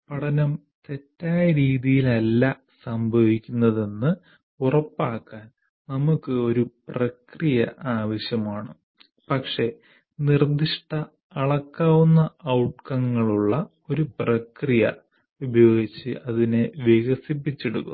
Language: Malayalam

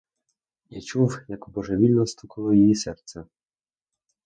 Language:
Ukrainian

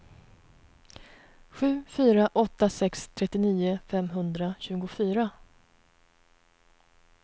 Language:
Swedish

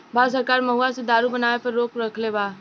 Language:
Bhojpuri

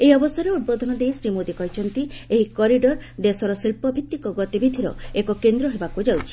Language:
Odia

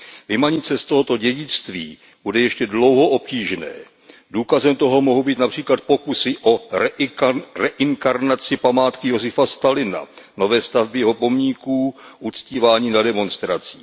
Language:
Czech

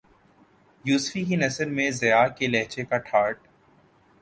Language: Urdu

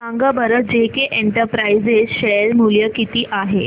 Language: Marathi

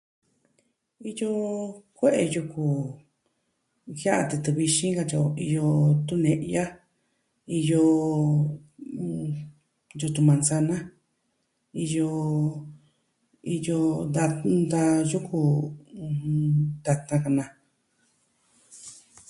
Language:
Southwestern Tlaxiaco Mixtec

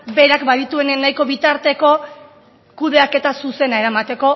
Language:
Basque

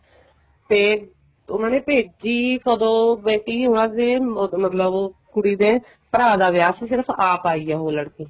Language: Punjabi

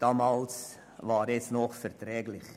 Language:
Swiss German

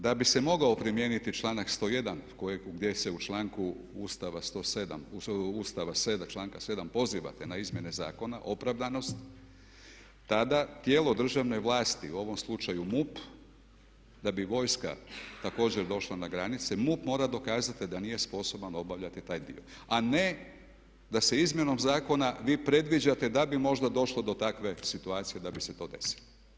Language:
Croatian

